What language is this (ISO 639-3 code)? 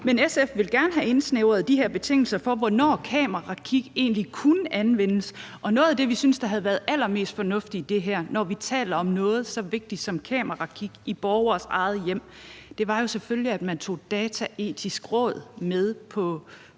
dan